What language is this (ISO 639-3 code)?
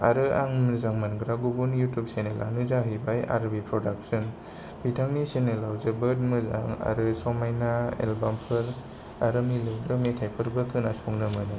brx